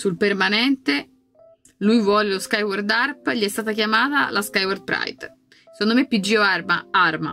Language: Italian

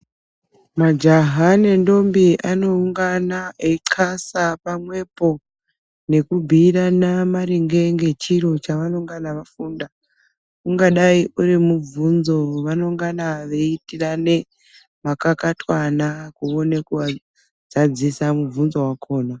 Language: Ndau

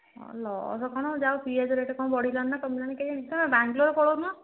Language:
Odia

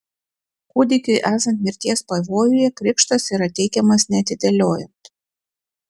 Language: Lithuanian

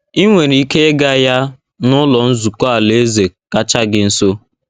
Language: Igbo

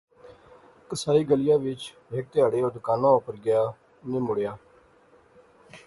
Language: Pahari-Potwari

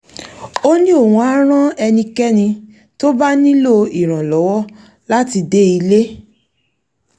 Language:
Yoruba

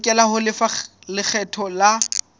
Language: Southern Sotho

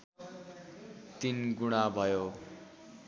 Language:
Nepali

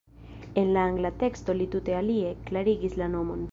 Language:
Esperanto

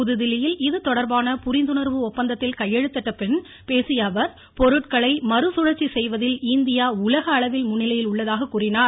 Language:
Tamil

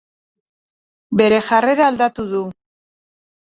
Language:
Basque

